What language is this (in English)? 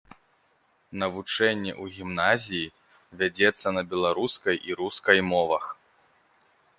Belarusian